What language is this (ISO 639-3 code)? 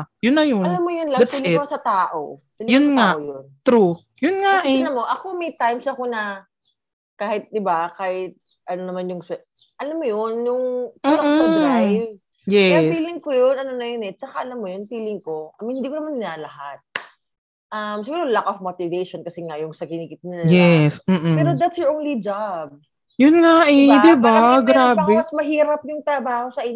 fil